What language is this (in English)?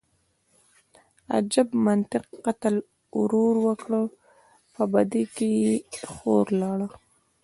Pashto